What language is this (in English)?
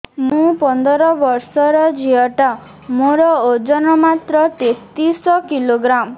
Odia